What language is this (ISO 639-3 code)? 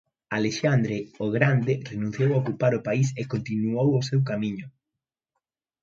glg